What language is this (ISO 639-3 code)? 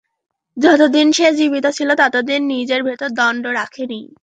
ben